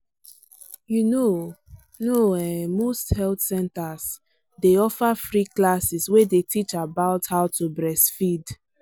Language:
Nigerian Pidgin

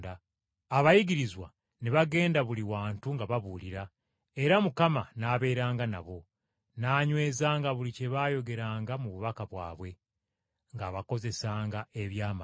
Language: Ganda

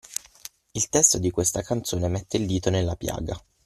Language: Italian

